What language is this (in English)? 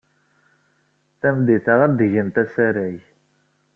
Kabyle